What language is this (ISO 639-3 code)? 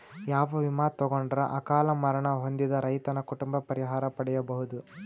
kan